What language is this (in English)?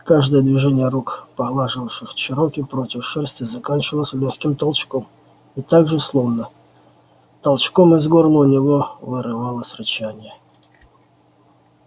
Russian